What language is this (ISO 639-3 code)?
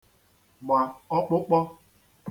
ibo